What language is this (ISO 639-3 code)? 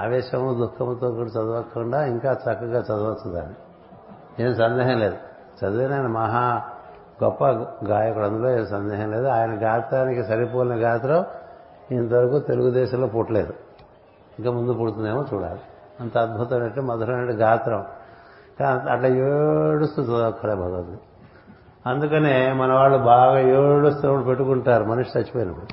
tel